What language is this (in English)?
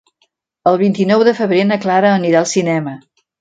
Catalan